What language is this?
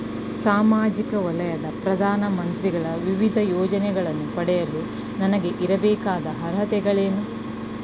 Kannada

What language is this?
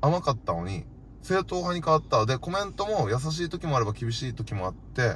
Japanese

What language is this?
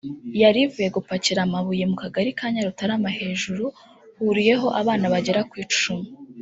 Kinyarwanda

